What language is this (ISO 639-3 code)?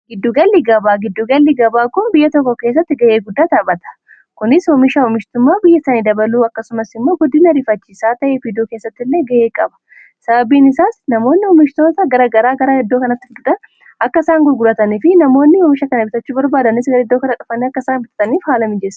orm